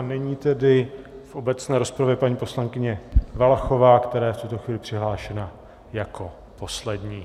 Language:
Czech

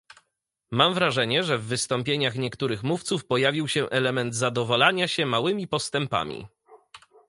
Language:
Polish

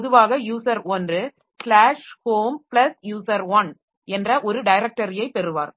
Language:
Tamil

